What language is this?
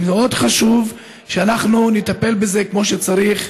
Hebrew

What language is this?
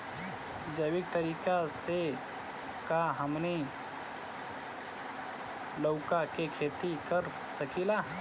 Bhojpuri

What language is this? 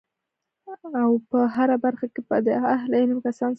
Pashto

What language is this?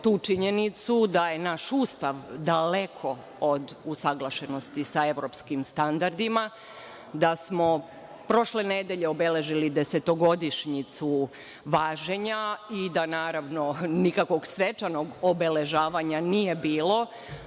Serbian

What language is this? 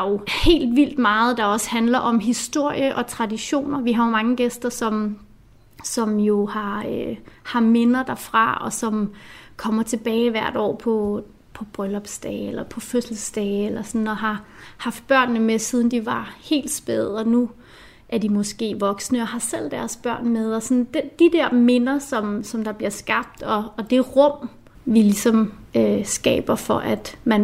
Danish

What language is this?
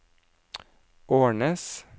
Norwegian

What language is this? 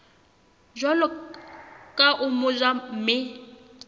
Southern Sotho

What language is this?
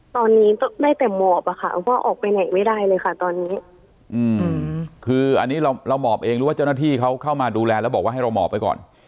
Thai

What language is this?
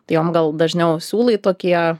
Lithuanian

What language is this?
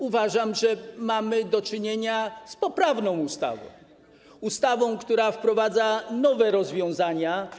Polish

